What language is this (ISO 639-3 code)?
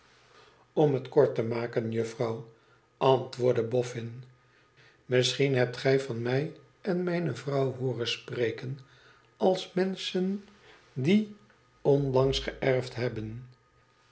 nld